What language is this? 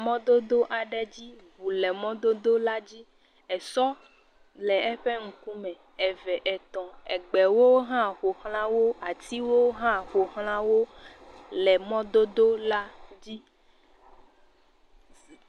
Ewe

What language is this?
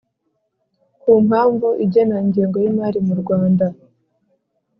Kinyarwanda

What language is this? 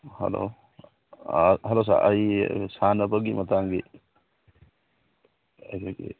Manipuri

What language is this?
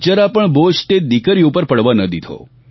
Gujarati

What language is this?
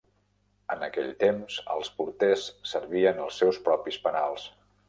Catalan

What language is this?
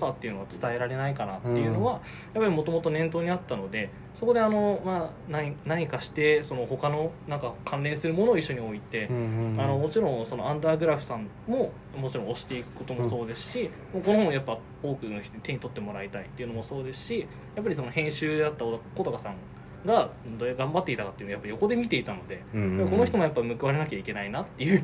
Japanese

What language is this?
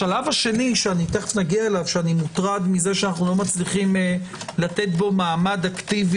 Hebrew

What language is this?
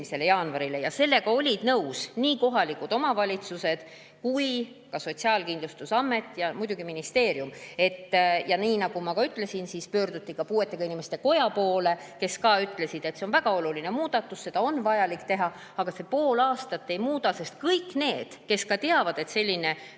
Estonian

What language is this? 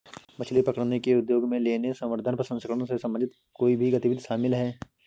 Hindi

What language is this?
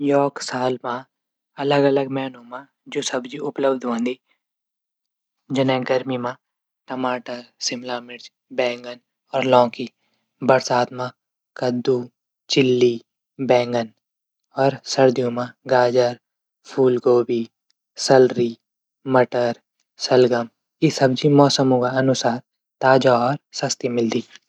Garhwali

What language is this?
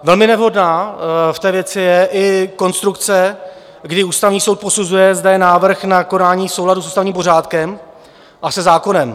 Czech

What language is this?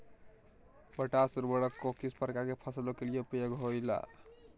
Magahi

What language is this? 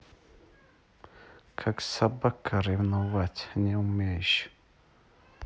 Russian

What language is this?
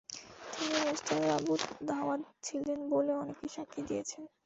Bangla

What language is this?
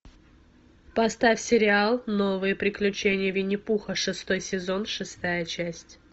Russian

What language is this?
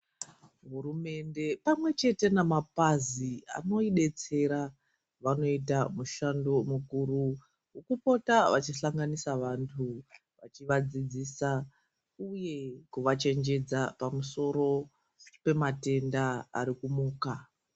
Ndau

